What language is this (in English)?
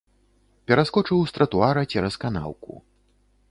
Belarusian